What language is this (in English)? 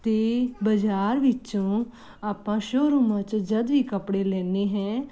Punjabi